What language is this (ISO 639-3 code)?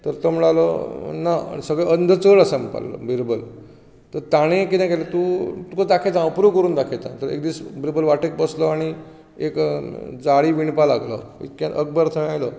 kok